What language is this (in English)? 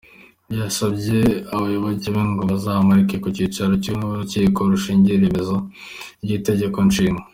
Kinyarwanda